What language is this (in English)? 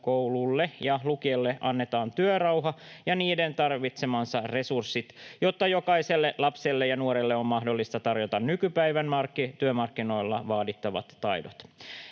Finnish